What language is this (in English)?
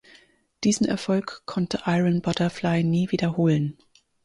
German